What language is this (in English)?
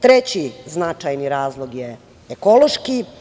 Serbian